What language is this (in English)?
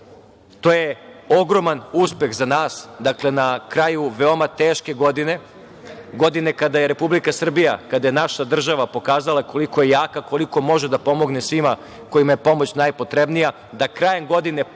Serbian